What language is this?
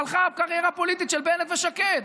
Hebrew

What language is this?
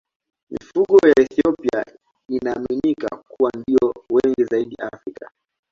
Swahili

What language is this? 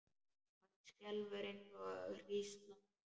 Icelandic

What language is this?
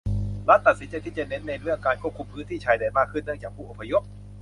Thai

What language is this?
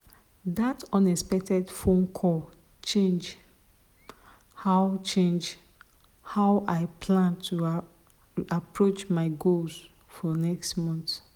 Nigerian Pidgin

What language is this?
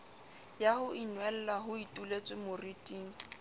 Southern Sotho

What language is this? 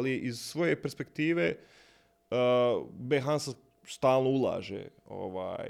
Croatian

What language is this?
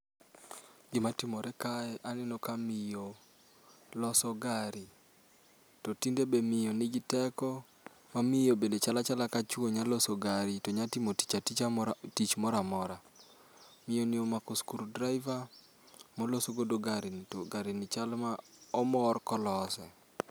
Luo (Kenya and Tanzania)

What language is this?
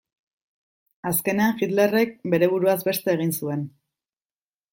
Basque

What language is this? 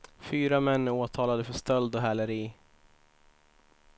Swedish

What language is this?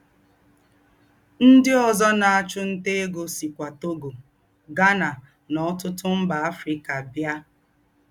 Igbo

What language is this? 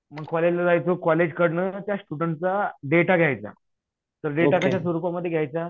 Marathi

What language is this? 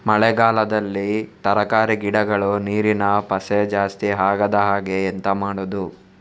Kannada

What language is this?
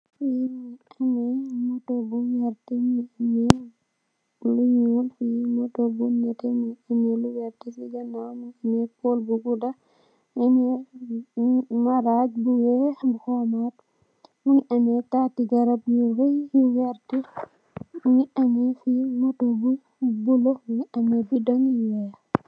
Wolof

